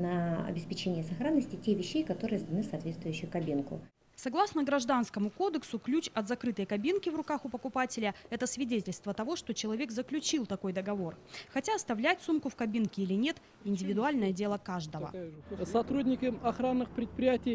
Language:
Russian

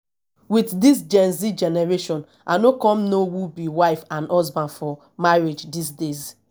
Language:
Nigerian Pidgin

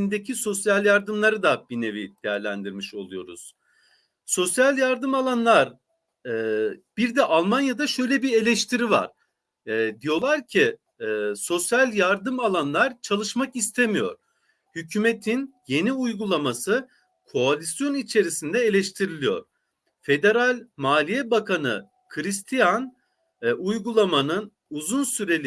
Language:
Turkish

